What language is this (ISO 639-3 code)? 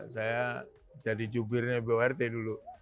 ind